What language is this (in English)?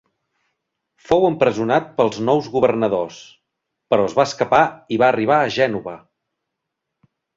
Catalan